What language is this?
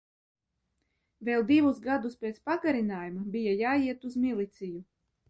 Latvian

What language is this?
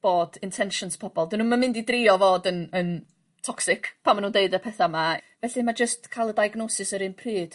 Welsh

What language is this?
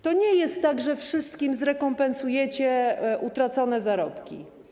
Polish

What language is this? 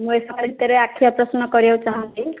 Odia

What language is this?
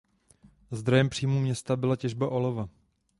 Czech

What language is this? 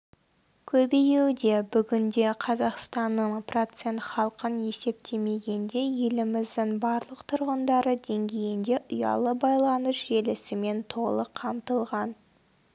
Kazakh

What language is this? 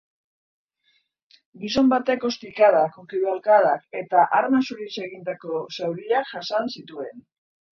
Basque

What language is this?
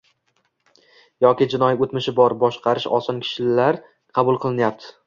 Uzbek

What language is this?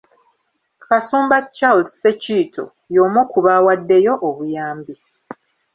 Ganda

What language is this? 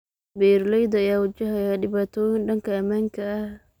Somali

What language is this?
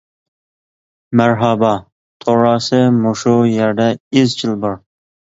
Uyghur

